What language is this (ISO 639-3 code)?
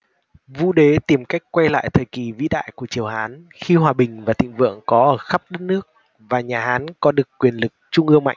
vie